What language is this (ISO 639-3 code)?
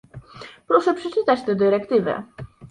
pol